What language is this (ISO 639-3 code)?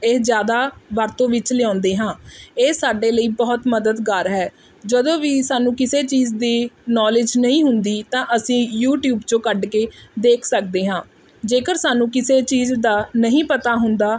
pan